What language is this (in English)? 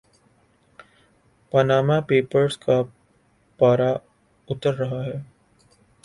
Urdu